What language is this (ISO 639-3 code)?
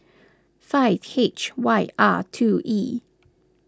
eng